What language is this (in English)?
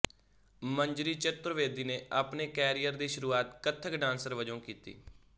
Punjabi